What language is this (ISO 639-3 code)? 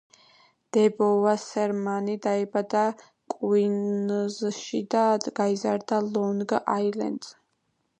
kat